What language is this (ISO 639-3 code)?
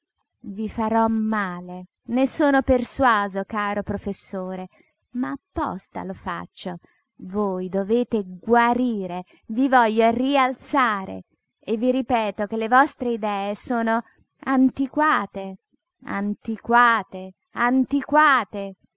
ita